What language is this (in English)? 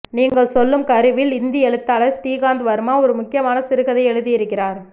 Tamil